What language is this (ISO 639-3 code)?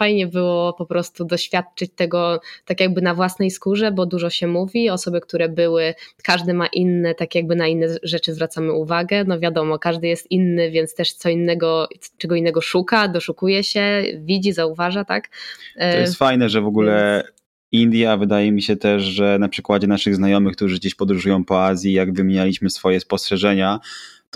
pol